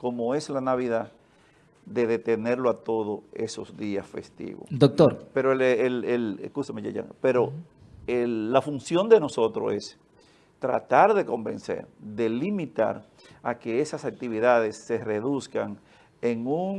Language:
Spanish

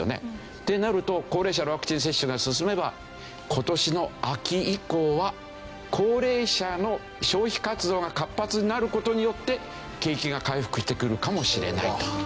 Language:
Japanese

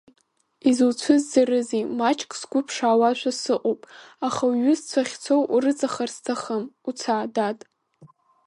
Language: Abkhazian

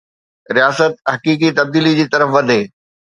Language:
Sindhi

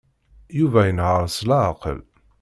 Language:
Kabyle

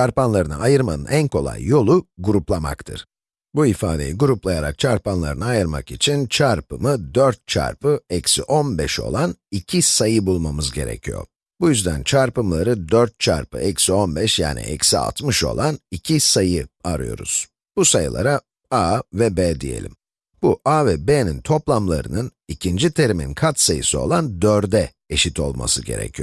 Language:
Turkish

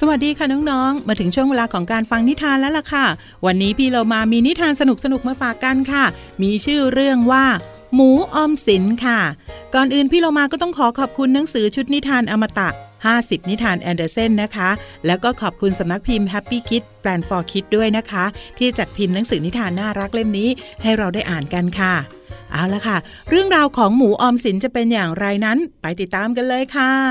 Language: Thai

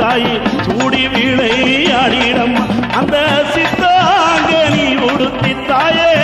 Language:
Arabic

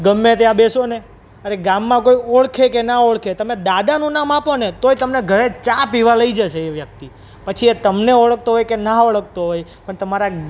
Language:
Gujarati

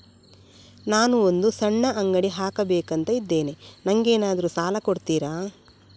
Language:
Kannada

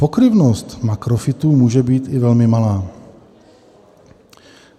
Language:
Czech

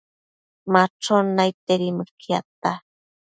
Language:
Matsés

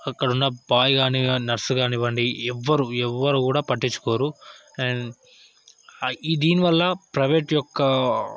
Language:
Telugu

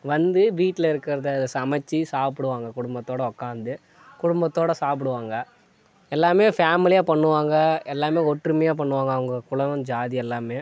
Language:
Tamil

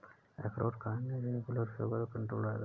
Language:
Hindi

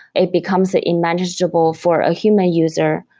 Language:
English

